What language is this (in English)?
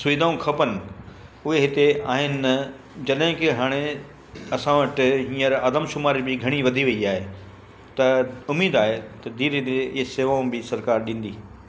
Sindhi